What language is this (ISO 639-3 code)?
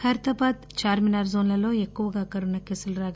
tel